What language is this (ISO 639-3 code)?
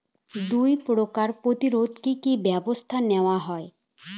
ben